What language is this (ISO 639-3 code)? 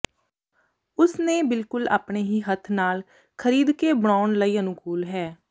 pan